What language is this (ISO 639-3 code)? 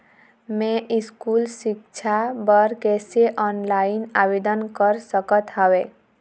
hne